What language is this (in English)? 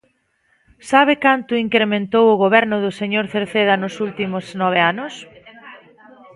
Galician